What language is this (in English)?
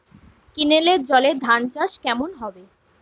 Bangla